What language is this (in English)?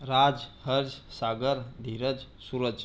Marathi